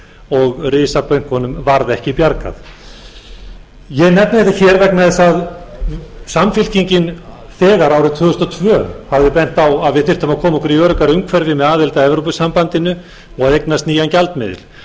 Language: Icelandic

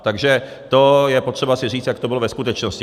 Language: Czech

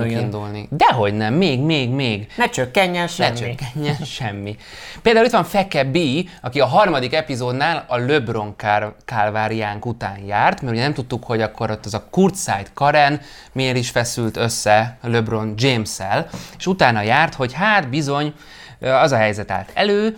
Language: Hungarian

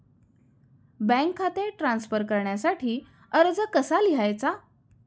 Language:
Marathi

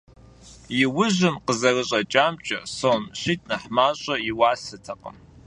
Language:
Kabardian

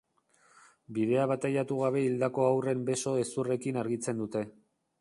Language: Basque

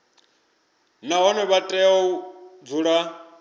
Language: Venda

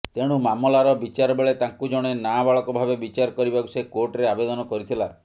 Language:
Odia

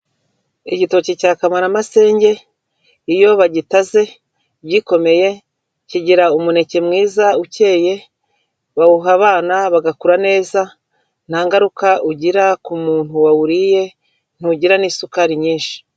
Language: Kinyarwanda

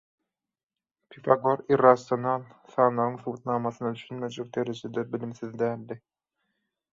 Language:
Turkmen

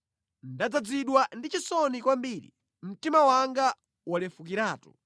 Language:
Nyanja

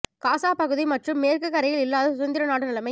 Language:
Tamil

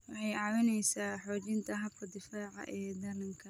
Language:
Somali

